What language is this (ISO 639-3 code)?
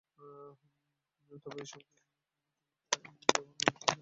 ben